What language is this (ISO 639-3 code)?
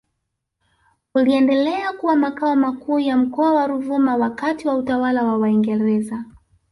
swa